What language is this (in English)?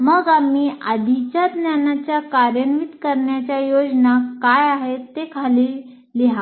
Marathi